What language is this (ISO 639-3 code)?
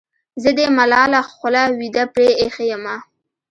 pus